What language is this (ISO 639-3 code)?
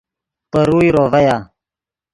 ydg